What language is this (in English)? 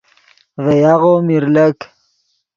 Yidgha